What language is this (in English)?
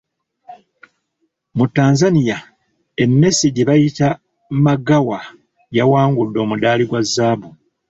Ganda